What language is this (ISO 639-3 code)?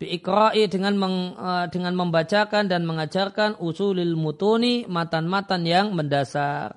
ind